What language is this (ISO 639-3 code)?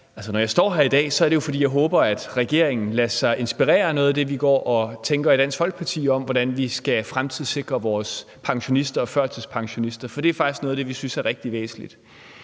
dan